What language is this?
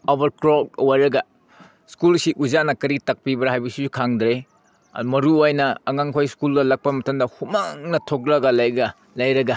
Manipuri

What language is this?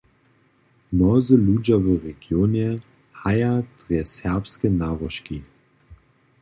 Upper Sorbian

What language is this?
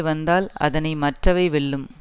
Tamil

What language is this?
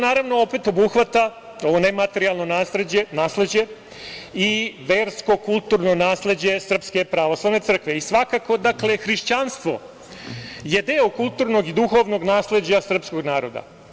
Serbian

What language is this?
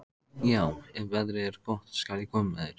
Icelandic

